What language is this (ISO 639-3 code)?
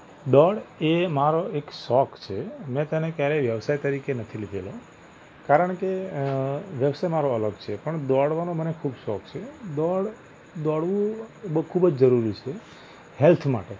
guj